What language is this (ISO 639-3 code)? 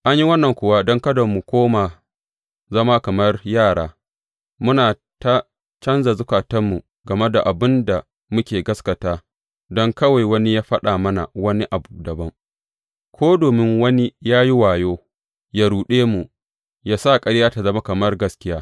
hau